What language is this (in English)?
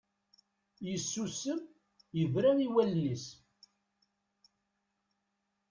Kabyle